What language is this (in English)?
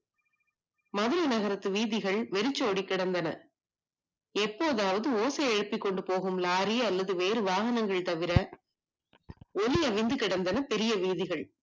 Tamil